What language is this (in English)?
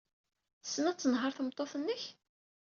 Kabyle